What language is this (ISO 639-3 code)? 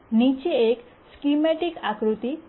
guj